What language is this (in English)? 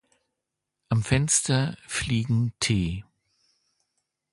German